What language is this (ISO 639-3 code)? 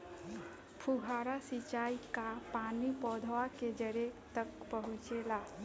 bho